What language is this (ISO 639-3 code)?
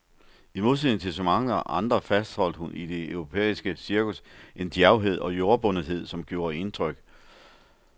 dan